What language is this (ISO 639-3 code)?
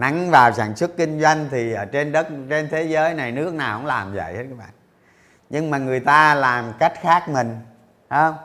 vie